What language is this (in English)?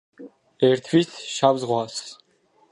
Georgian